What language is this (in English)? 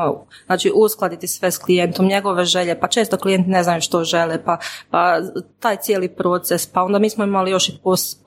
Croatian